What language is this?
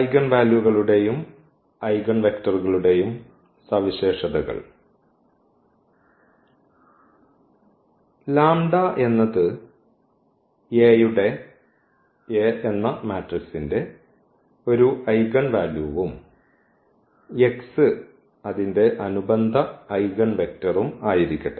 Malayalam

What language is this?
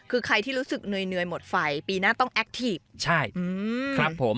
Thai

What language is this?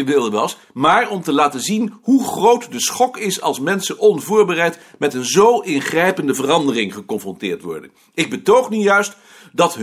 Dutch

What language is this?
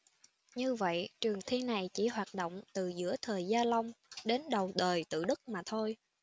Vietnamese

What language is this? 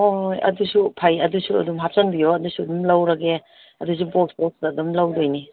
Manipuri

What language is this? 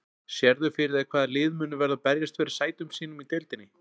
Icelandic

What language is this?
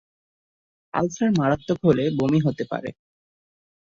Bangla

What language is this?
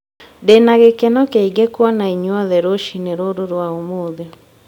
Kikuyu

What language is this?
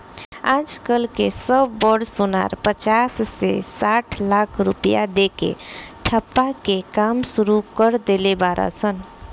Bhojpuri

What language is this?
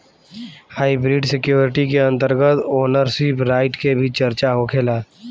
Bhojpuri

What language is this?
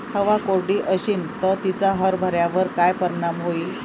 Marathi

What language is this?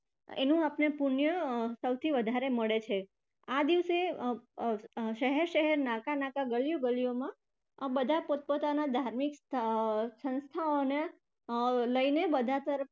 Gujarati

